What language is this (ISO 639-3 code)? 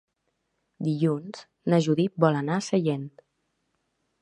cat